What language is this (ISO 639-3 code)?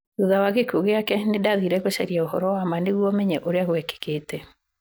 kik